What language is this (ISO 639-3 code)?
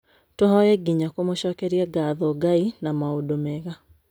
kik